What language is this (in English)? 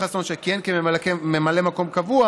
Hebrew